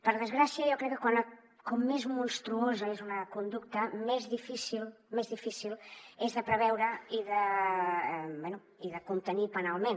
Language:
Catalan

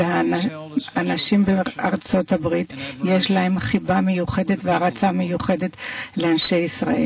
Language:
Hebrew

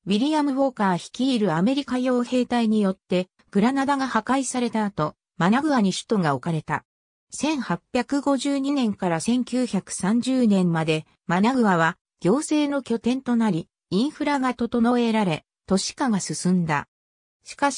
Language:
Japanese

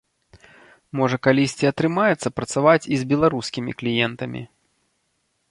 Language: Belarusian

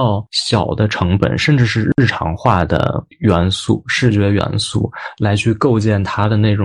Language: Chinese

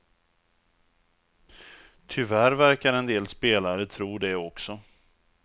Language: Swedish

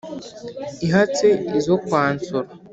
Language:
Kinyarwanda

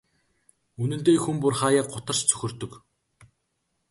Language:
Mongolian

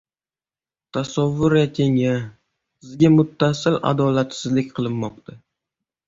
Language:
Uzbek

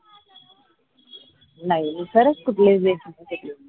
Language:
Marathi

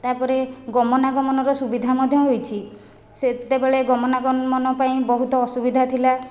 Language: Odia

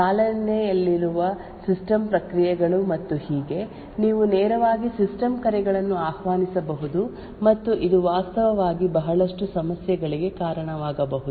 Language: Kannada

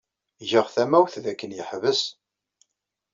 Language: Kabyle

